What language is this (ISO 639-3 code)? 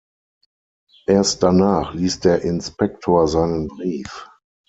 deu